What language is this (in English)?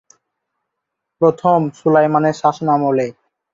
Bangla